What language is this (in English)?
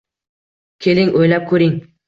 Uzbek